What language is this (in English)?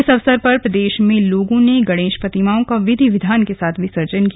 Hindi